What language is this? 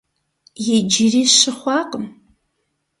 Kabardian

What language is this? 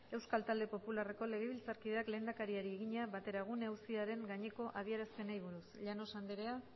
Basque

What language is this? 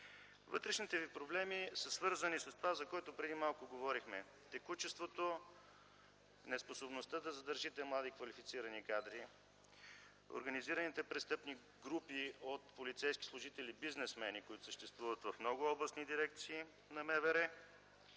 Bulgarian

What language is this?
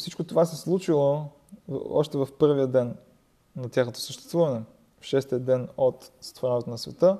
Bulgarian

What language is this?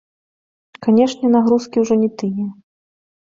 Belarusian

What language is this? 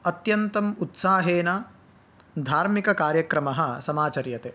Sanskrit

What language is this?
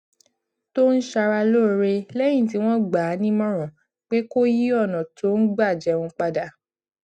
Yoruba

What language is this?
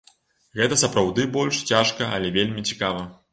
Belarusian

